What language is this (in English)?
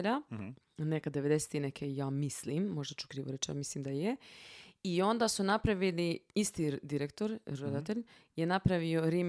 Croatian